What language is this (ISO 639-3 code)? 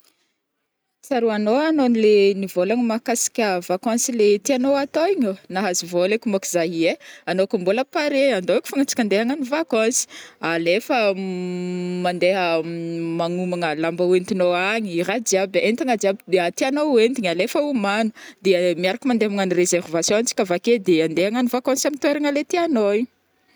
bmm